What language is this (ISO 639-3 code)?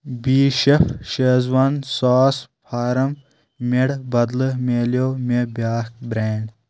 kas